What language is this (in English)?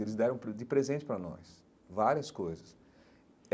Portuguese